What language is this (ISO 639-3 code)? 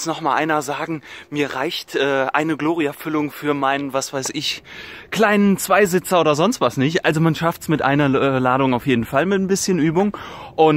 deu